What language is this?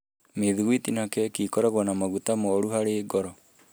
Kikuyu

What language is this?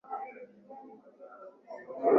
Swahili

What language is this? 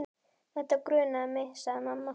Icelandic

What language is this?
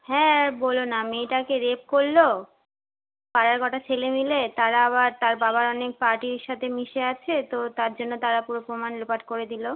Bangla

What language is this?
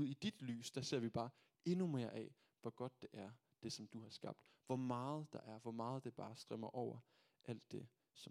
Danish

